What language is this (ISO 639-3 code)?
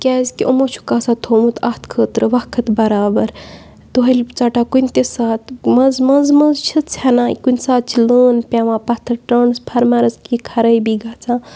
kas